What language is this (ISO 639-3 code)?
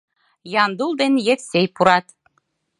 chm